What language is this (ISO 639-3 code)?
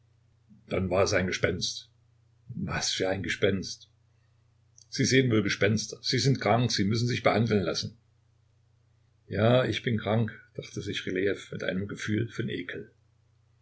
deu